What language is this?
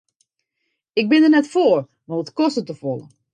Western Frisian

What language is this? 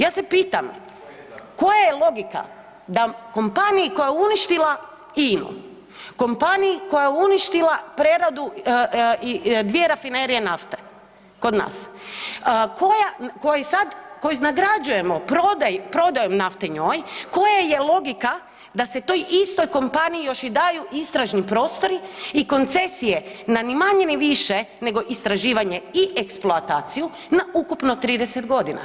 Croatian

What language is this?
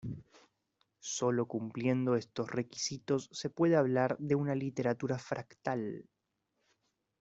Spanish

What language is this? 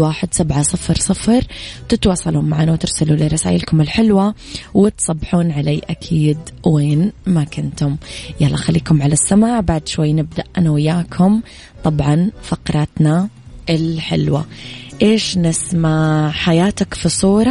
Arabic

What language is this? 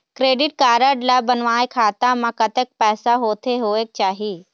Chhattisgarhi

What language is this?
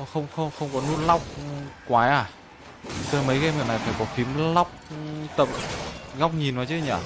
Vietnamese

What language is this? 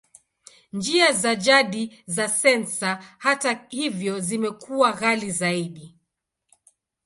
Swahili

